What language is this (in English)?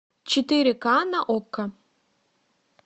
Russian